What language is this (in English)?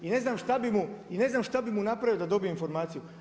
Croatian